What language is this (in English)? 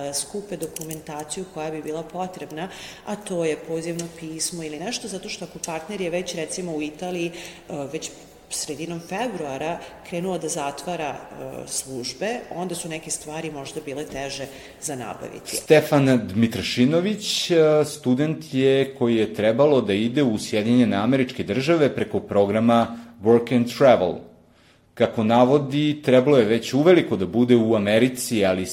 Croatian